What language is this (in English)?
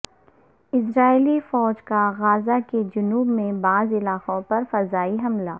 Urdu